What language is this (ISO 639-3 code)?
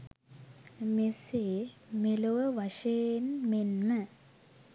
sin